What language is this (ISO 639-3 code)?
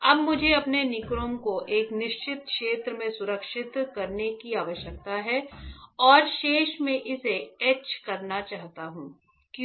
hin